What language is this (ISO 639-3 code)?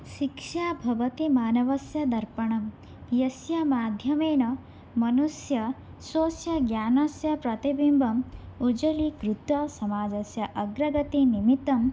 san